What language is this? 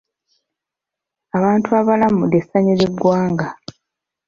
Ganda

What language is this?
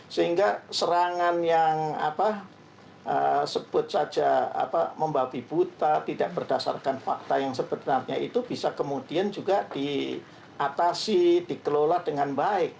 Indonesian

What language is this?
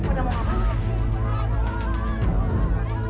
Indonesian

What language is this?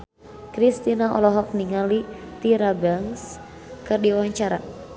Sundanese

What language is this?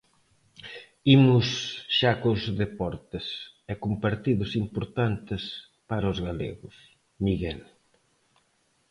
Galician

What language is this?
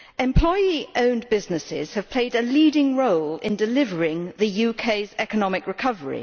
English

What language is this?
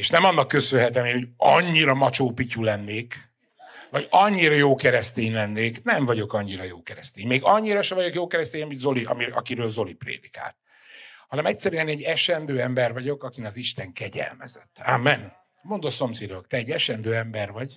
Hungarian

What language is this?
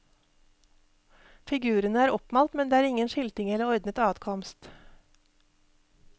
Norwegian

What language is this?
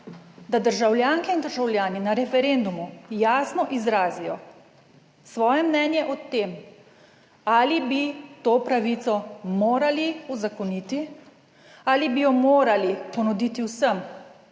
Slovenian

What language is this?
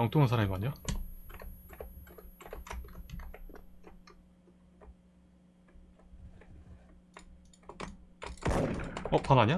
Korean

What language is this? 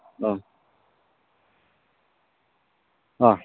Bodo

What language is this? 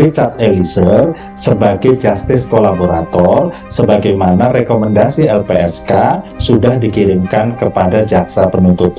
Indonesian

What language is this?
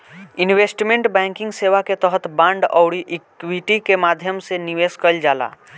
Bhojpuri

